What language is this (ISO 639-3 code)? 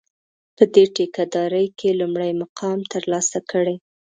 pus